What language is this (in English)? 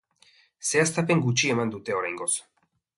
Basque